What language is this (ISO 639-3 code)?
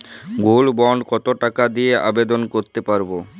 ben